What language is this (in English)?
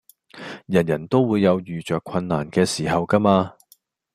Cantonese